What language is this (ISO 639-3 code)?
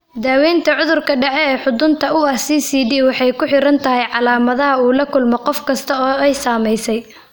som